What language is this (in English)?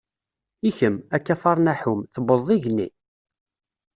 Kabyle